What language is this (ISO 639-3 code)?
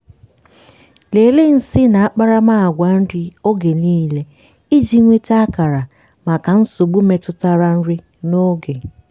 ibo